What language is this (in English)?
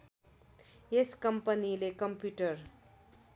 Nepali